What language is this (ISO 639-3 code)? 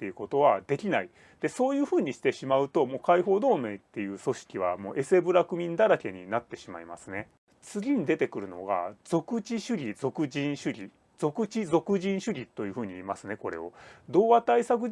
jpn